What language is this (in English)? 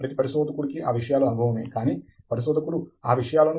Telugu